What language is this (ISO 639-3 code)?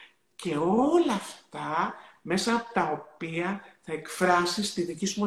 ell